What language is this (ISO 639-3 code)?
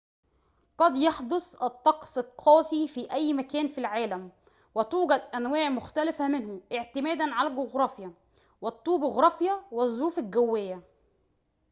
ara